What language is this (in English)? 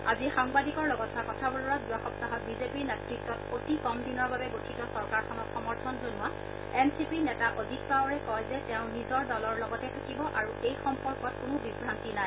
Assamese